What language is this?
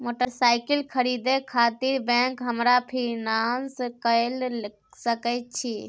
Maithili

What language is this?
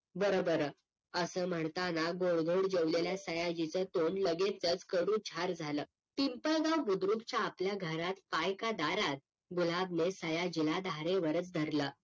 Marathi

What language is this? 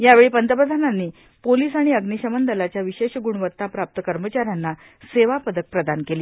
Marathi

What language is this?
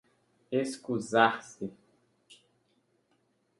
Portuguese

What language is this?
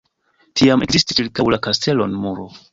Esperanto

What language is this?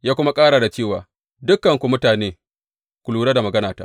Hausa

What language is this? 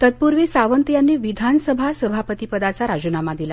Marathi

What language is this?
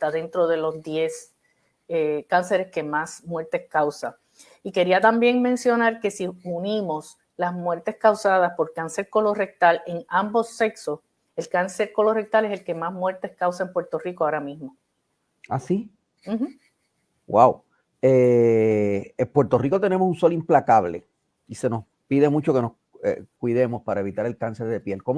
Spanish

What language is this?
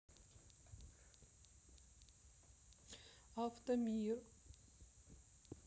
Russian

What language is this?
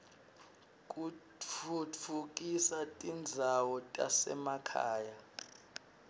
Swati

